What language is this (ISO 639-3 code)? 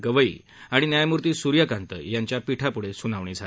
mar